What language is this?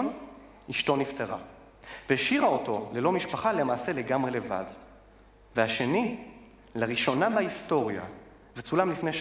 Hebrew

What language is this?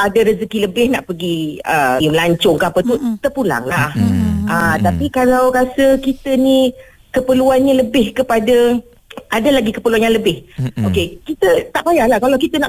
Malay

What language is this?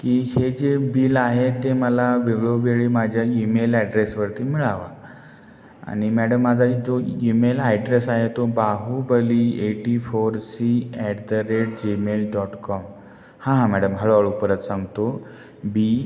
Marathi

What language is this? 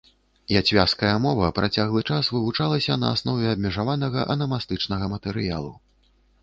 Belarusian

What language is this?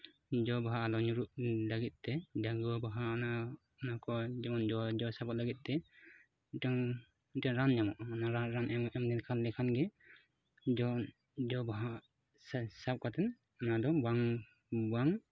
Santali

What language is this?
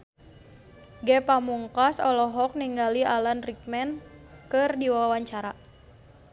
Sundanese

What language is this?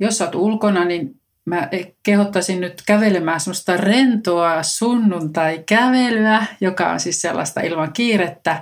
Finnish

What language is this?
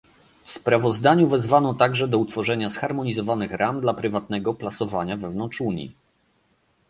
Polish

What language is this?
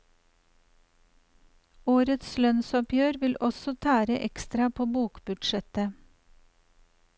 Norwegian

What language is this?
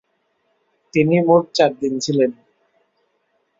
Bangla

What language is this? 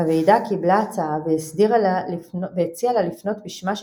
Hebrew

